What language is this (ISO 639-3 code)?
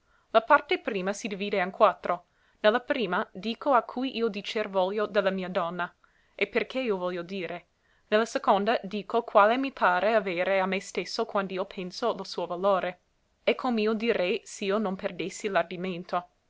ita